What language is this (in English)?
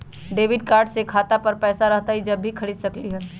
Magahi